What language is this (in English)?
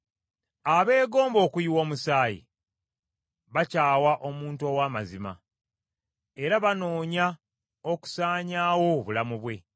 Ganda